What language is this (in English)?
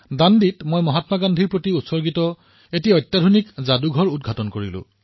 Assamese